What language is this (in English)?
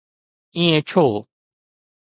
Sindhi